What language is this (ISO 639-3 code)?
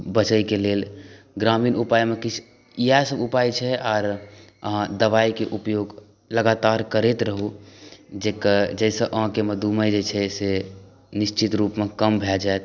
mai